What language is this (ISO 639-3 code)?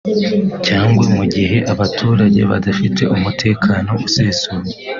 kin